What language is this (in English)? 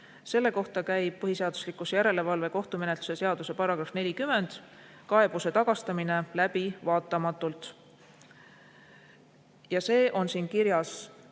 Estonian